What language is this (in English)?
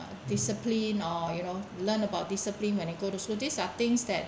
English